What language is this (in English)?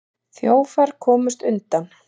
Icelandic